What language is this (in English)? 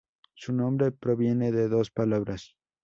Spanish